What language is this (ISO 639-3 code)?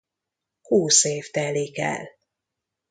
hun